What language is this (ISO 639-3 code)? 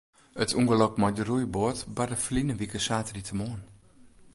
fry